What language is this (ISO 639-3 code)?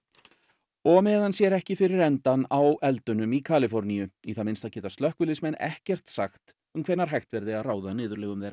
isl